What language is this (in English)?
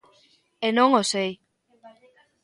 Galician